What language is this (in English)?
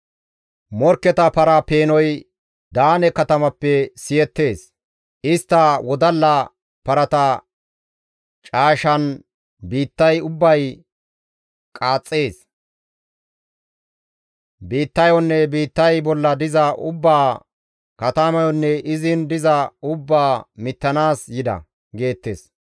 Gamo